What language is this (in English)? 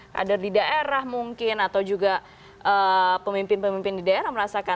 Indonesian